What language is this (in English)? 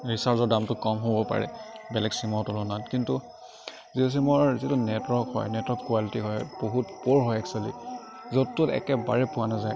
Assamese